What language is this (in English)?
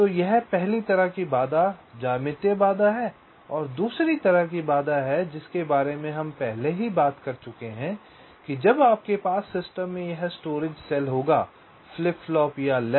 Hindi